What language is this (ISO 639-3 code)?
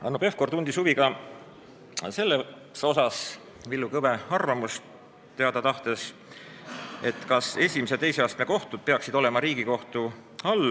est